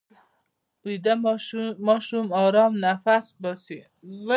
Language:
Pashto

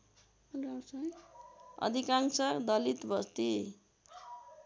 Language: Nepali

